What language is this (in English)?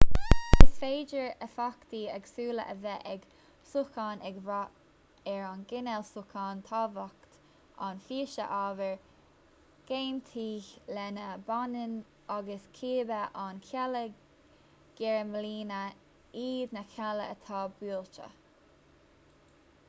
Irish